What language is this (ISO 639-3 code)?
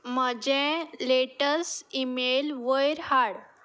kok